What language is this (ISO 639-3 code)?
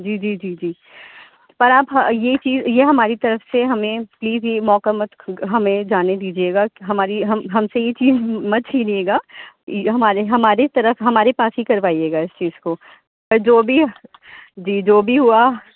urd